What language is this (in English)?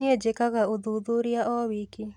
Kikuyu